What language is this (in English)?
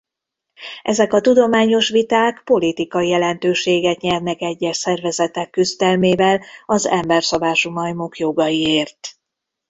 Hungarian